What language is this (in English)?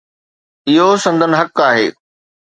Sindhi